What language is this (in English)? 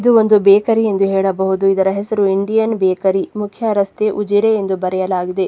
Kannada